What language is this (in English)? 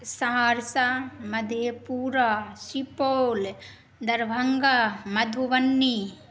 Maithili